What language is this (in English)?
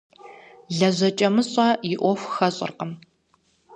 Kabardian